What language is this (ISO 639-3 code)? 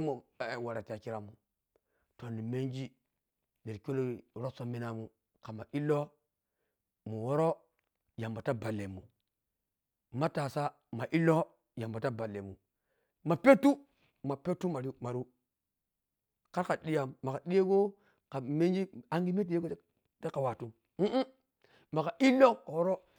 piy